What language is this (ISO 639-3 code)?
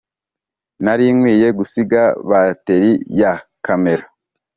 kin